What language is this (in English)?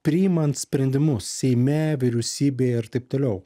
Lithuanian